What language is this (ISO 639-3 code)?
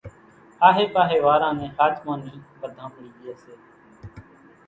gjk